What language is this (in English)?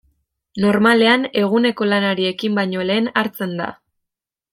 Basque